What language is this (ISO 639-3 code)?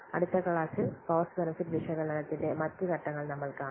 mal